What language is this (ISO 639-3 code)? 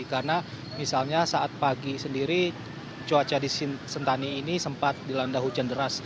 ind